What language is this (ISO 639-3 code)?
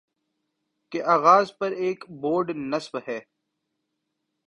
urd